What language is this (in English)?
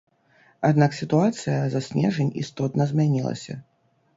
Belarusian